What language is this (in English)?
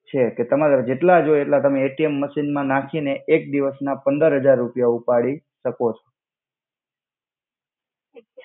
Gujarati